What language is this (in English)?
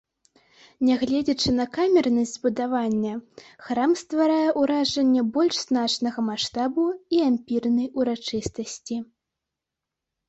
Belarusian